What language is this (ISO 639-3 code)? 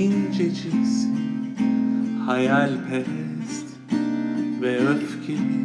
tur